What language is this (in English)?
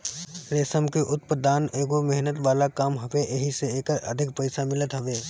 Bhojpuri